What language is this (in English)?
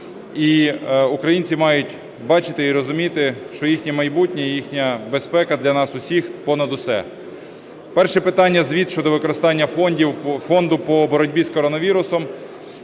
Ukrainian